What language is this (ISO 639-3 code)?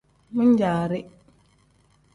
kdh